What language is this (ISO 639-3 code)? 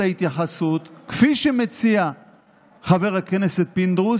heb